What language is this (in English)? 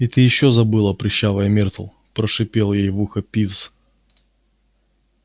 Russian